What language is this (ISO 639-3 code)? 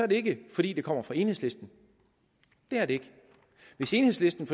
dan